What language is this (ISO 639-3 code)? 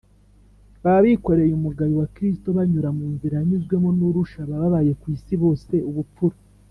kin